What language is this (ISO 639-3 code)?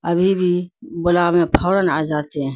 urd